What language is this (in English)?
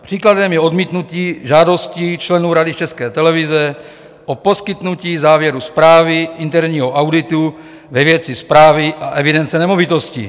Czech